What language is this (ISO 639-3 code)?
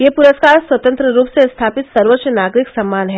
hin